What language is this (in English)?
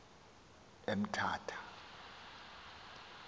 Xhosa